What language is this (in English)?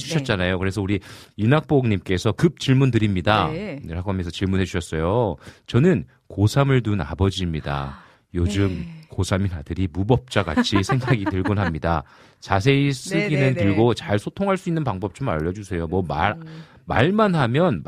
Korean